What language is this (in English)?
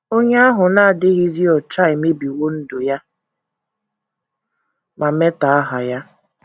Igbo